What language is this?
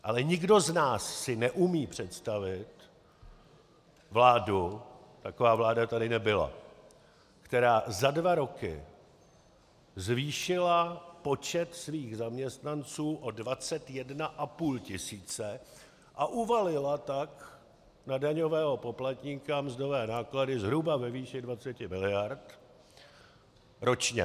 Czech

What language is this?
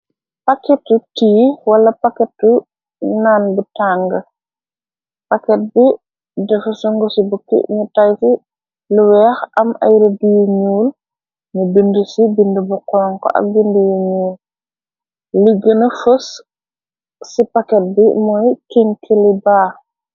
Wolof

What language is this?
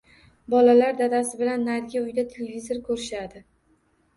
Uzbek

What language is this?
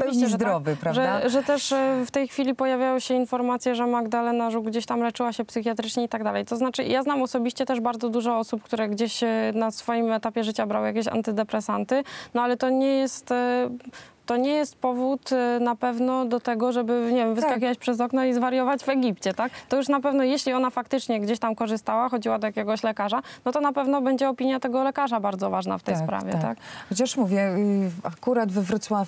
Polish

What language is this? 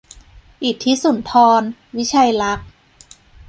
Thai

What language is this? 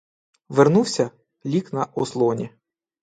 Ukrainian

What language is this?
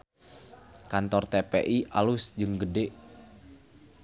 Sundanese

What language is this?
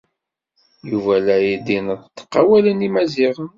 Kabyle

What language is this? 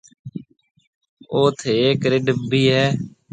Marwari (Pakistan)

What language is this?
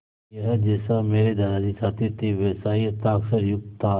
Hindi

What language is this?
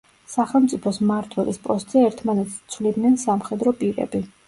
Georgian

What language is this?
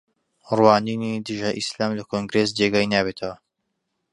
Central Kurdish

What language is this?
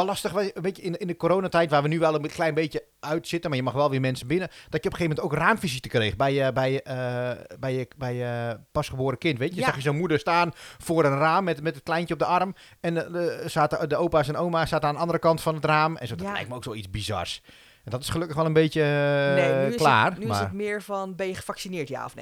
Dutch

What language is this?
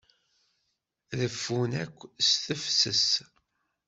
Kabyle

